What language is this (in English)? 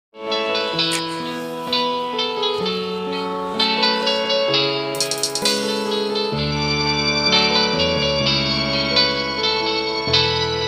Vietnamese